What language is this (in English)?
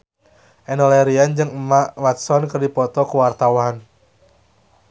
Sundanese